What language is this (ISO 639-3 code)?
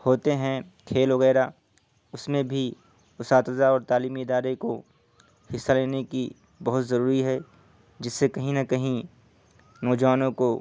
urd